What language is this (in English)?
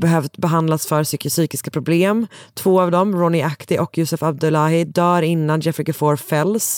Swedish